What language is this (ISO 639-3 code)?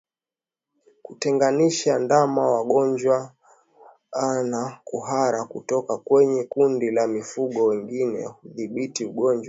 swa